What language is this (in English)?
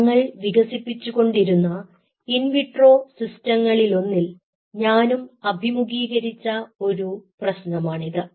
Malayalam